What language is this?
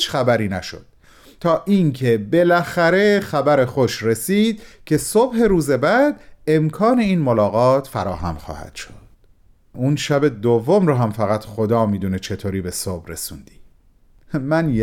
Persian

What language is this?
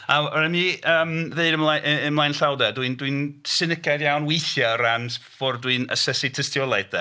Welsh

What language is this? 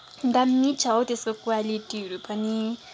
Nepali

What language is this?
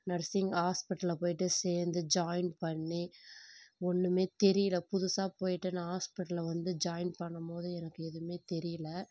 Tamil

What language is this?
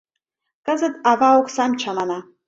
Mari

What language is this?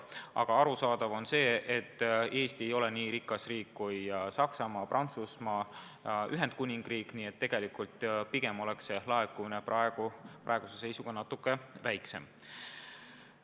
Estonian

